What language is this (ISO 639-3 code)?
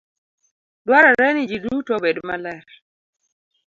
luo